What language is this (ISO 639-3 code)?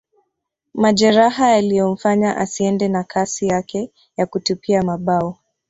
swa